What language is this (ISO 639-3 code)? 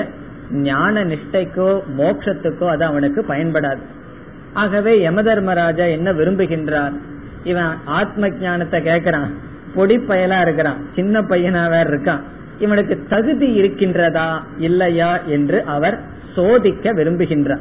tam